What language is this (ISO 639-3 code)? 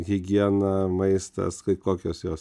lit